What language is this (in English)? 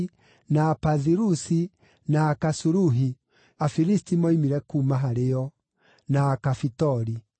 Kikuyu